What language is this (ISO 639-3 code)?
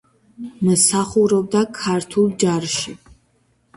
kat